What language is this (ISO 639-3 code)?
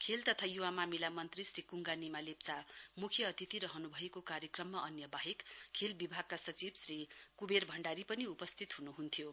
nep